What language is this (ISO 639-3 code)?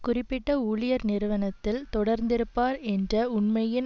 tam